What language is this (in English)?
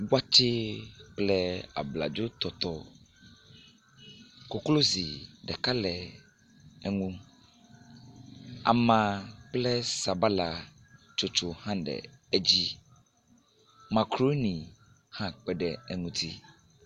Ewe